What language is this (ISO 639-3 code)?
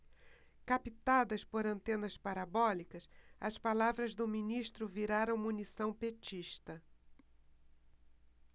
por